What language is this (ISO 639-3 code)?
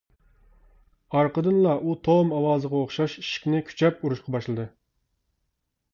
uig